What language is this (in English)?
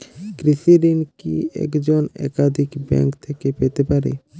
Bangla